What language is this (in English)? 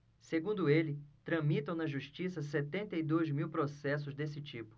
Portuguese